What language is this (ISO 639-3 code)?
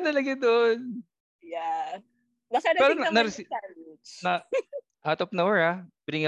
fil